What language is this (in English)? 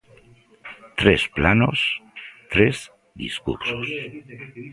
Galician